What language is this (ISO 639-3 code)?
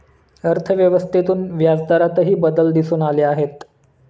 mar